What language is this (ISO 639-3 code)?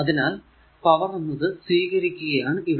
mal